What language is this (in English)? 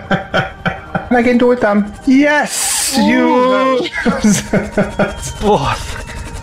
Hungarian